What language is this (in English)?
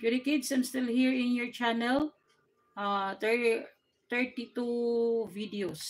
Filipino